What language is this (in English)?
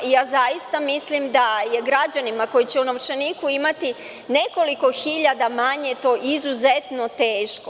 Serbian